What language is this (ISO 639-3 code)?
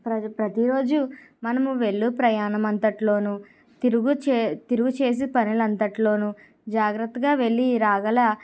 tel